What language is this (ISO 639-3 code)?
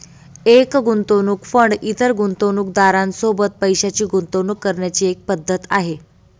mar